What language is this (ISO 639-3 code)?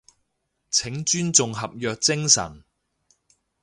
yue